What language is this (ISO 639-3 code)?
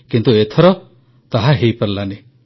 ori